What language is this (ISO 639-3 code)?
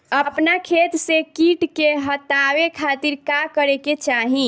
bho